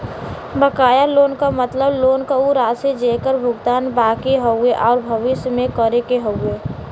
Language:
Bhojpuri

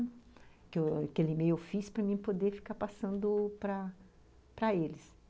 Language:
Portuguese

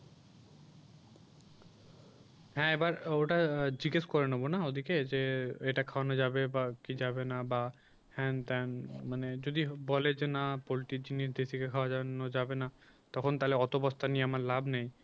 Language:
Bangla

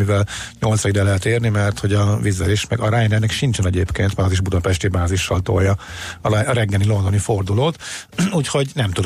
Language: Hungarian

